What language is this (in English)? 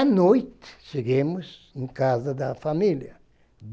Portuguese